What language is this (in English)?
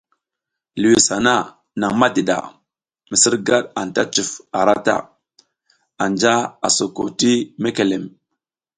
South Giziga